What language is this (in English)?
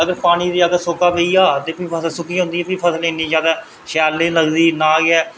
Dogri